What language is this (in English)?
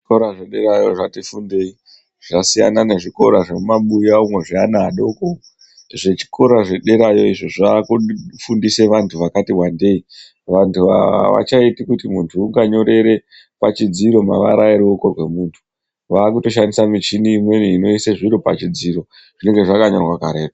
Ndau